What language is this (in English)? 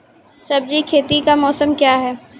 Maithili